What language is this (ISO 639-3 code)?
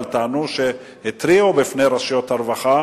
heb